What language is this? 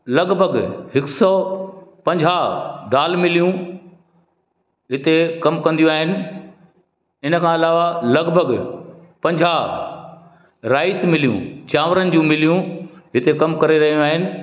Sindhi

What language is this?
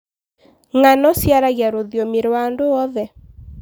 Kikuyu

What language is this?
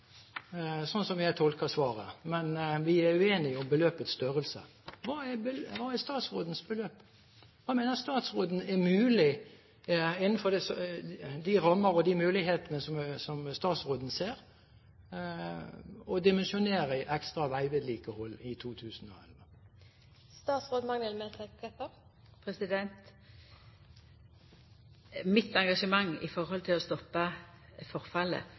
Norwegian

